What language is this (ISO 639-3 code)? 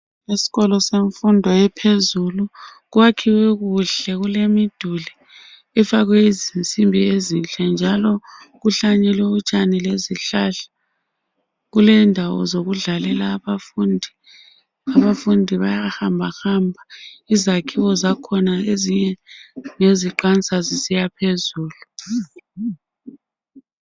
nde